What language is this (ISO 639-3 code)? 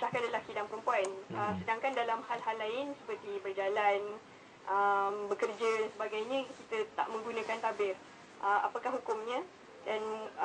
msa